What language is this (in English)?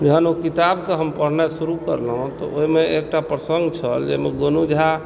Maithili